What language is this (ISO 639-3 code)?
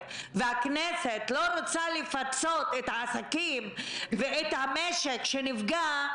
heb